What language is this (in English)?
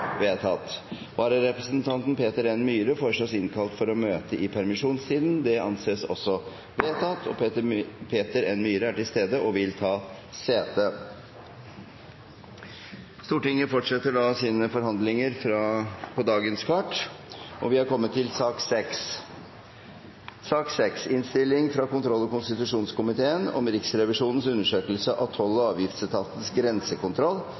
Norwegian